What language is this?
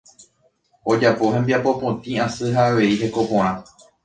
Guarani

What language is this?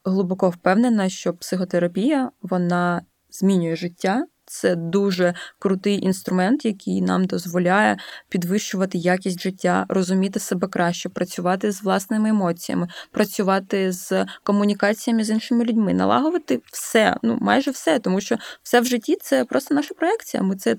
Ukrainian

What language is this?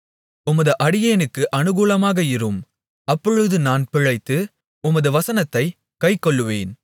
Tamil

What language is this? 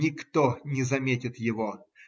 Russian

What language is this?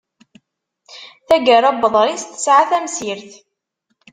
Kabyle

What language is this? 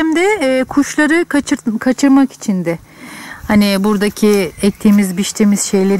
Turkish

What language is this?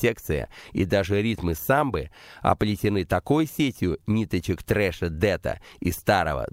Russian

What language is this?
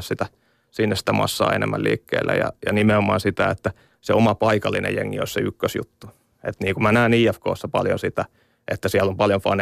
Finnish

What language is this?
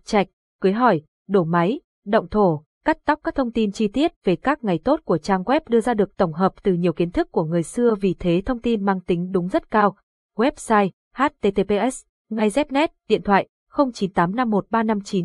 Vietnamese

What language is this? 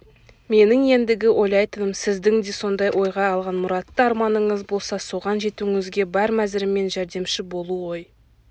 Kazakh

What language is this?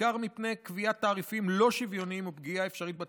Hebrew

